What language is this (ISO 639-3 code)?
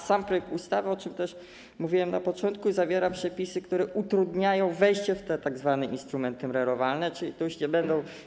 pol